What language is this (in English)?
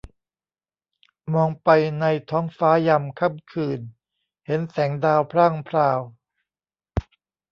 Thai